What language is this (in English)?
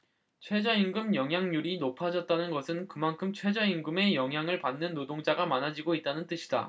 Korean